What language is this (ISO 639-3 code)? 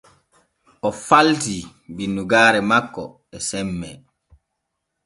fue